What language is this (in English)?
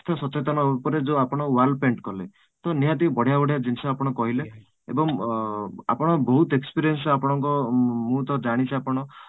Odia